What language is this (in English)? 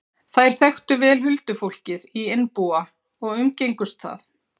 Icelandic